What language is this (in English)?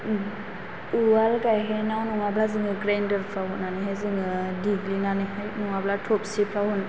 Bodo